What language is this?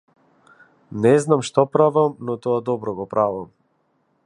Macedonian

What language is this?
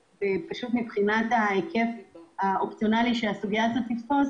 Hebrew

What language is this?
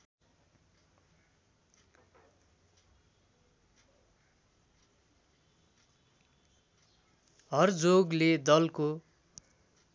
Nepali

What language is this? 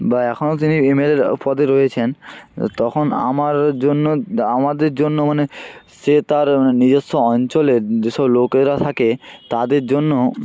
Bangla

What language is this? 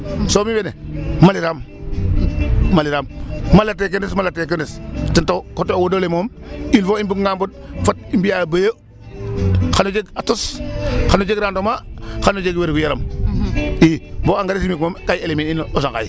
Serer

